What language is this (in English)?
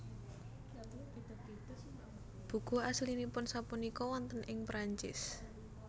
Javanese